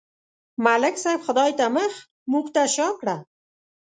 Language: Pashto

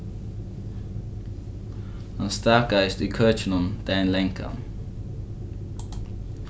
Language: Faroese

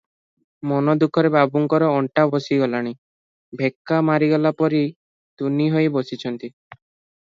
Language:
Odia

